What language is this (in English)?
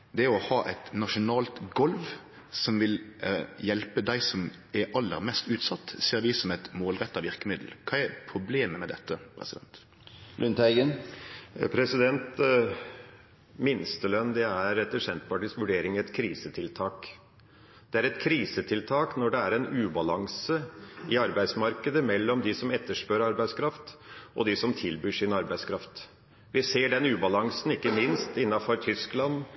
Norwegian